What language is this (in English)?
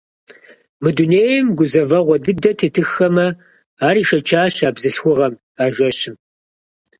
Kabardian